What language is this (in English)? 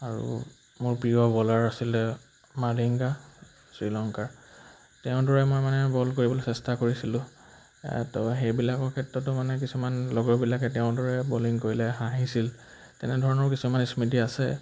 Assamese